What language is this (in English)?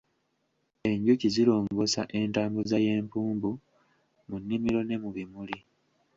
Ganda